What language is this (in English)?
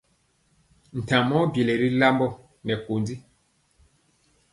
Mpiemo